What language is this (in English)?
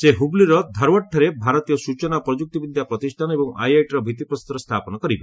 Odia